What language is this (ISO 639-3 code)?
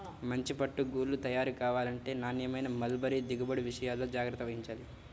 tel